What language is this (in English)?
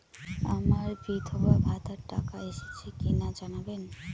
Bangla